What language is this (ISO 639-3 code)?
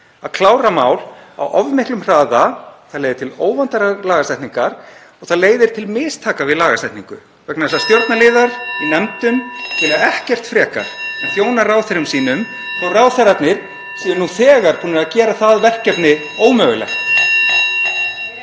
isl